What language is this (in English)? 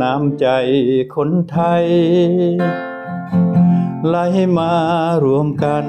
Thai